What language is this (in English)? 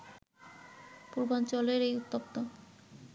Bangla